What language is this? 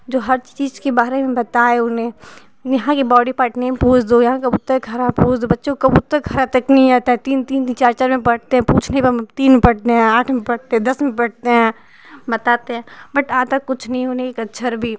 Hindi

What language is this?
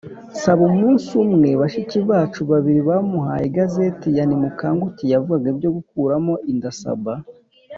Kinyarwanda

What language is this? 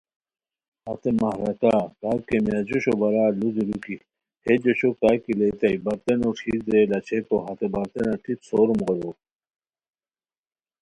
Khowar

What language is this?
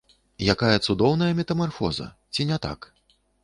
Belarusian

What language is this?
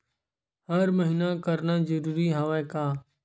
Chhattisgarhi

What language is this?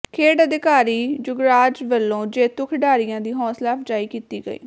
Punjabi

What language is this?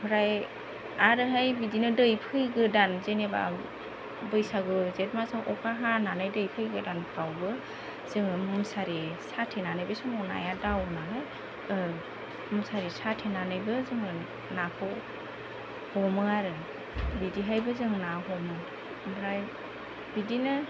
Bodo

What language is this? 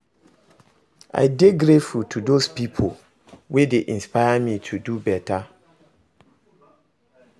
Nigerian Pidgin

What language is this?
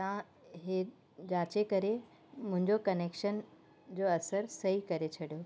Sindhi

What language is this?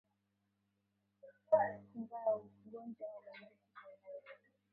Swahili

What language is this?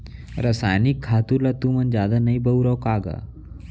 Chhattisgarhi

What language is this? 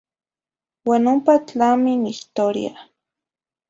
Zacatlán-Ahuacatlán-Tepetzintla Nahuatl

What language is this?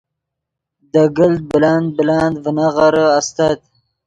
Yidgha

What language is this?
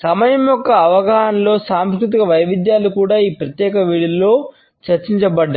Telugu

